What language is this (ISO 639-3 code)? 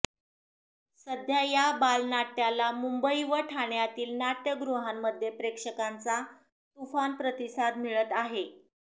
mar